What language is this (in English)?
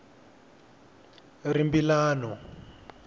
Tsonga